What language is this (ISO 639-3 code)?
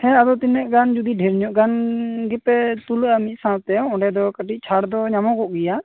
sat